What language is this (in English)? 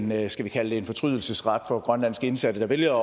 Danish